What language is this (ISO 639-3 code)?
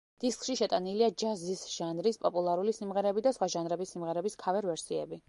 kat